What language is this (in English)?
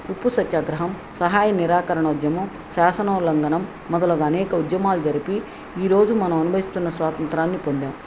Telugu